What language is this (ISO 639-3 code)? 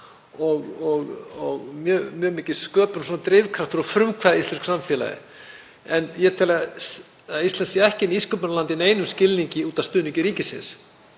isl